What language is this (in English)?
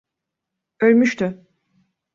Turkish